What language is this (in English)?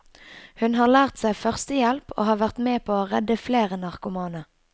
Norwegian